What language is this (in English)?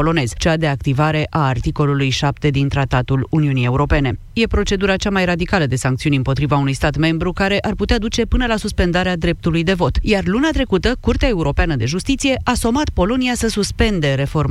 Romanian